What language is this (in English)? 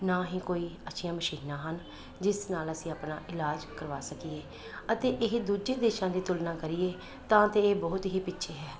Punjabi